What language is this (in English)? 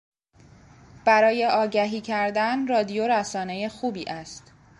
Persian